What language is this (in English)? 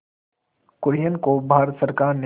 Hindi